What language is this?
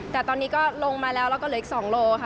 Thai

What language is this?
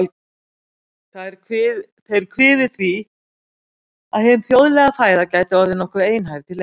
Icelandic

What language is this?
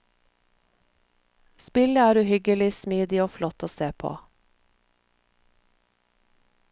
Norwegian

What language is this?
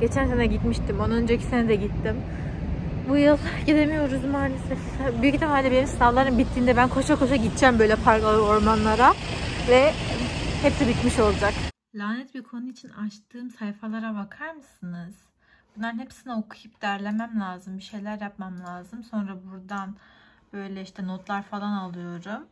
Turkish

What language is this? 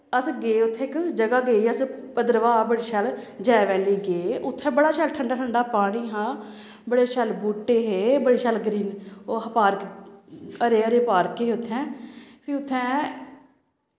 Dogri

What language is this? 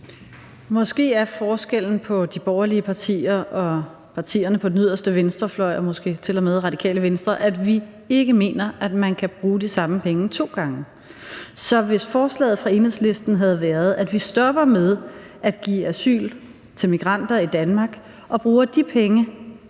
Danish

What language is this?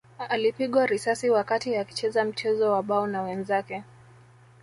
Swahili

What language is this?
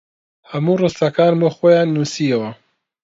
Central Kurdish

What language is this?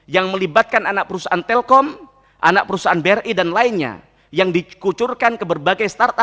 Indonesian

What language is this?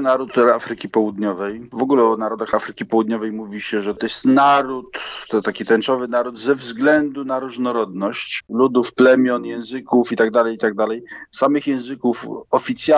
Polish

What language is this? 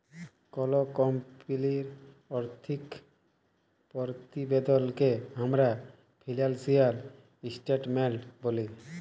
Bangla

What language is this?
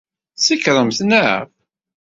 Kabyle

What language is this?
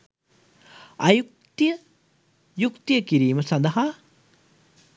Sinhala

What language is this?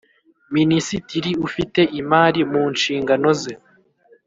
Kinyarwanda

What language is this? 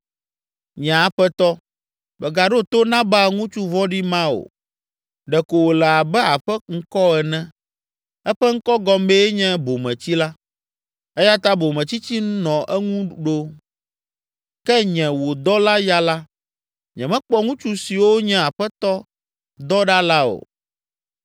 Ewe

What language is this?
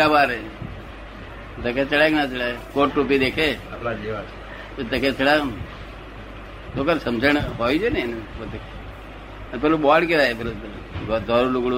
Gujarati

